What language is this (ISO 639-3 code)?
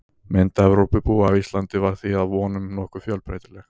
isl